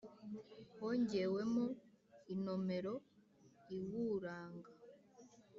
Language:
Kinyarwanda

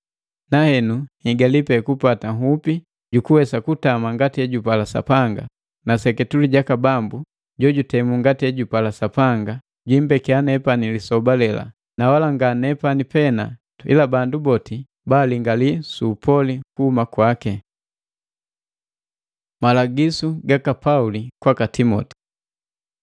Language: Matengo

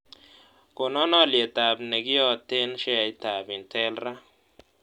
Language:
Kalenjin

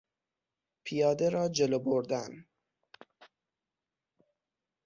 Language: Persian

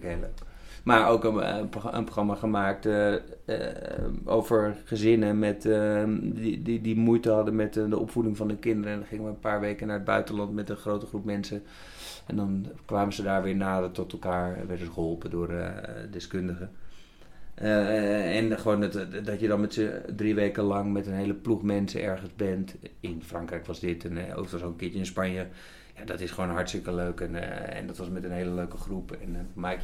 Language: Dutch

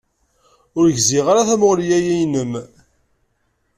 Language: Kabyle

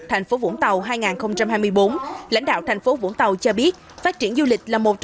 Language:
Vietnamese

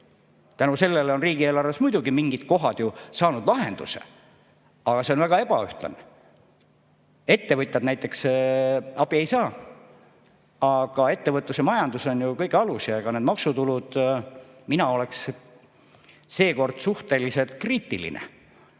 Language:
Estonian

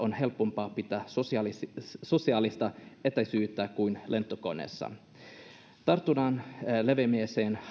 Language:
Finnish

